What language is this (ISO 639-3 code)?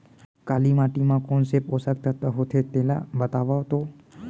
hne